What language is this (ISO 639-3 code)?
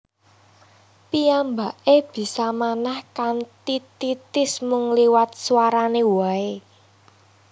jav